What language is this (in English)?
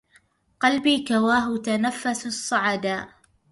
Arabic